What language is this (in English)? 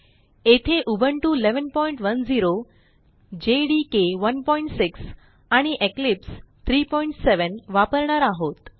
Marathi